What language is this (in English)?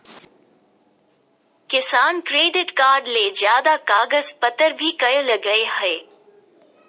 Magahi